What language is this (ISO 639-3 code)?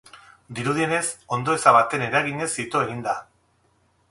eus